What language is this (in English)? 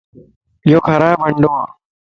Lasi